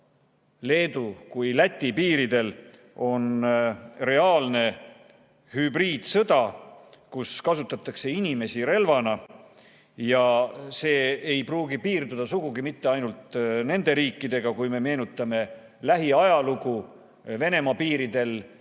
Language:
Estonian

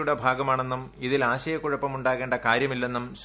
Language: Malayalam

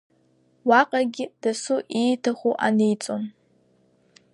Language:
Abkhazian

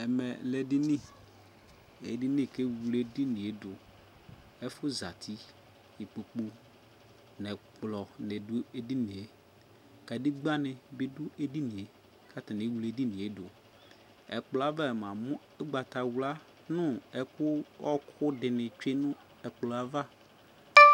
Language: Ikposo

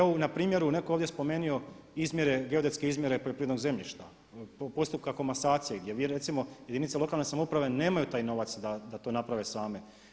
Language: Croatian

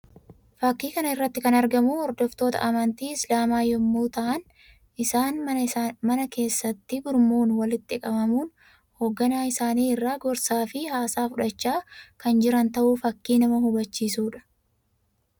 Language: Oromo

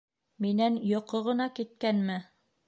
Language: Bashkir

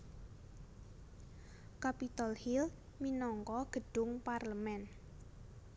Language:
Javanese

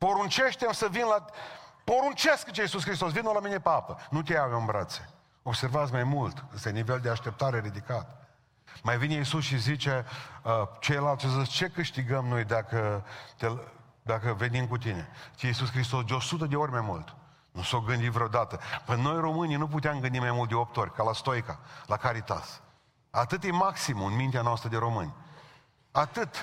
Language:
Romanian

